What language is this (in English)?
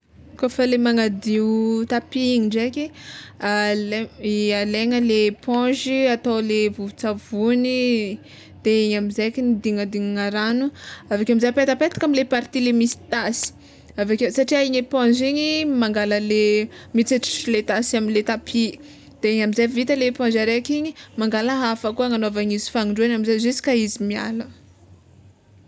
Tsimihety Malagasy